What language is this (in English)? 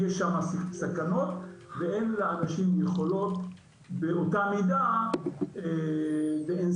Hebrew